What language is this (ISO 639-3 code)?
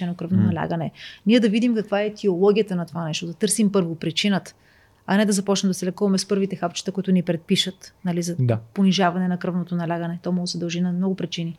bul